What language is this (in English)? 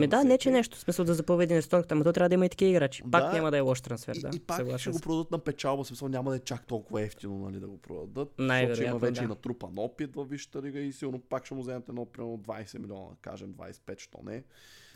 Bulgarian